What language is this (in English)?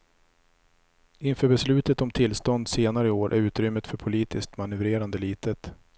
Swedish